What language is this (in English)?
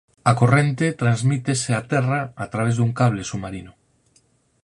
Galician